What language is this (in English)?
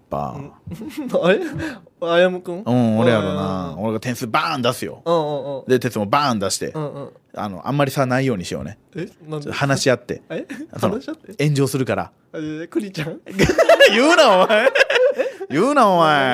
Japanese